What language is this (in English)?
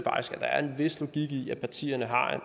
Danish